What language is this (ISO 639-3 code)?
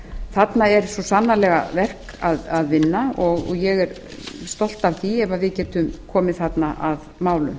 isl